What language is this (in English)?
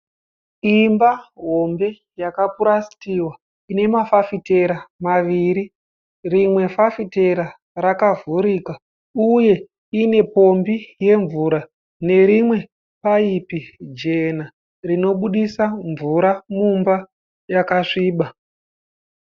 Shona